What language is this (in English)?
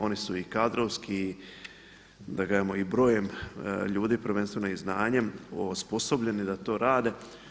Croatian